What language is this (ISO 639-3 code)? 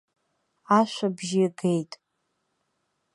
abk